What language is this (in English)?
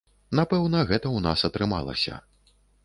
Belarusian